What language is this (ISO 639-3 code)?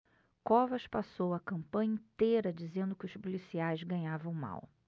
por